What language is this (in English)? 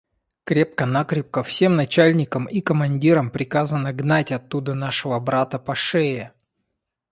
Russian